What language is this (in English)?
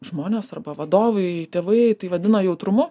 Lithuanian